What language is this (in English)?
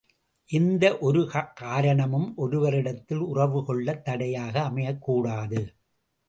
Tamil